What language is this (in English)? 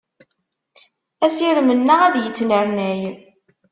Kabyle